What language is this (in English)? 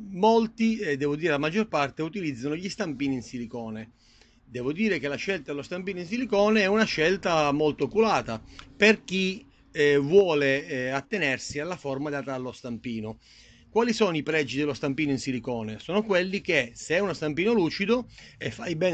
Italian